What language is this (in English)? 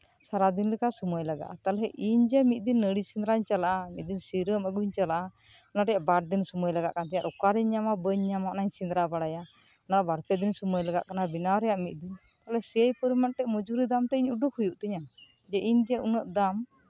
Santali